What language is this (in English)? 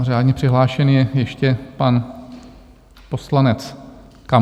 Czech